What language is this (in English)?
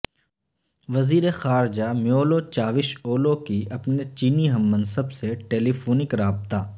Urdu